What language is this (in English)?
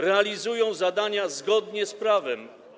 Polish